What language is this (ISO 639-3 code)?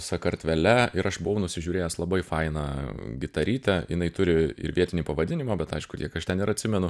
lit